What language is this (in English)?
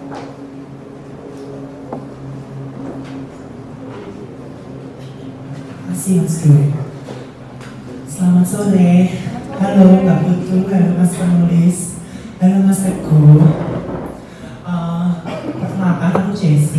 Indonesian